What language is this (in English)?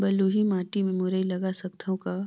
Chhattisgarhi